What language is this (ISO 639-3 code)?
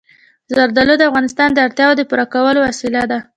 pus